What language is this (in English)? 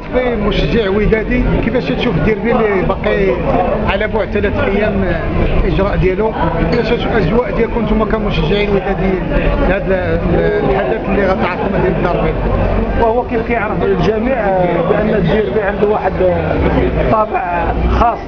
Arabic